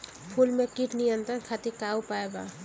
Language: Bhojpuri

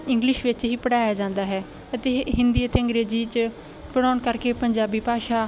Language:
Punjabi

